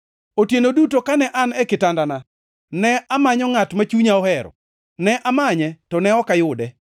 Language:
Luo (Kenya and Tanzania)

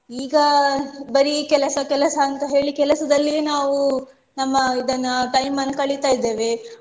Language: Kannada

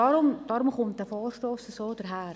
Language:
Swiss German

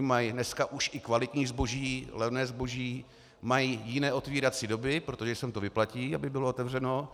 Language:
Czech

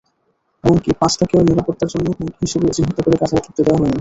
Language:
Bangla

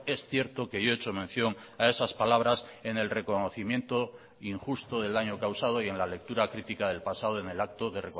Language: Spanish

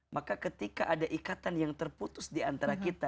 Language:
Indonesian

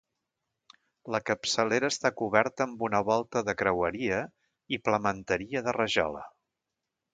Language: Catalan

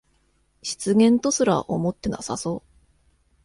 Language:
Japanese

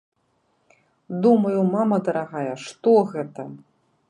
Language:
Belarusian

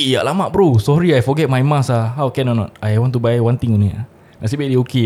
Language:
Malay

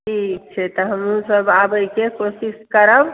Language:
Maithili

